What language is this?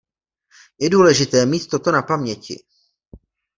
Czech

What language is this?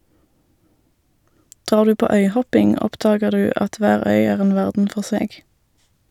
Norwegian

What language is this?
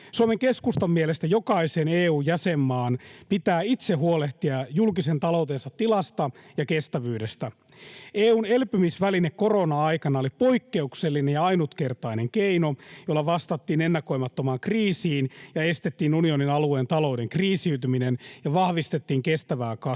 Finnish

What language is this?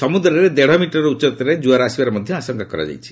Odia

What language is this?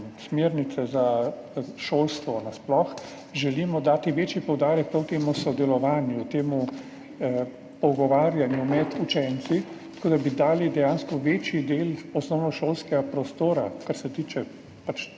Slovenian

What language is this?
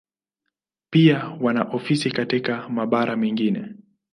Swahili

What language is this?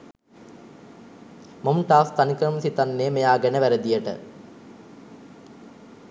Sinhala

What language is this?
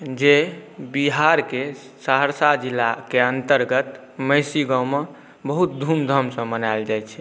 Maithili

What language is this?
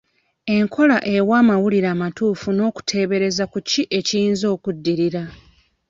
Ganda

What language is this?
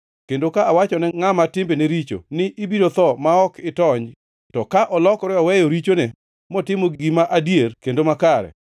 Luo (Kenya and Tanzania)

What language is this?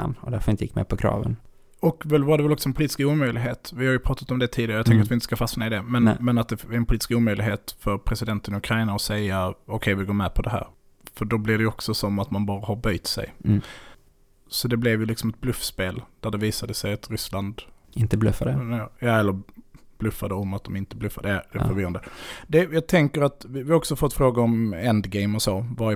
Swedish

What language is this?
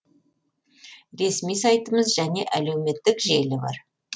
Kazakh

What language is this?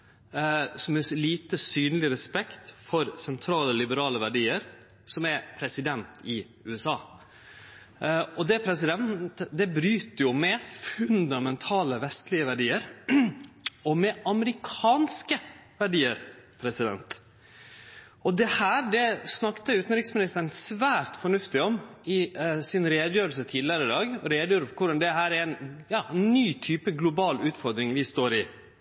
Norwegian Nynorsk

